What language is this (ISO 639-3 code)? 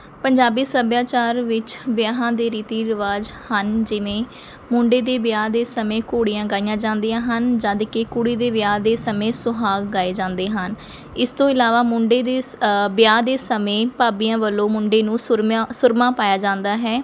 pan